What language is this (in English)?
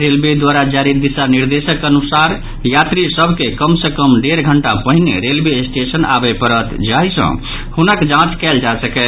Maithili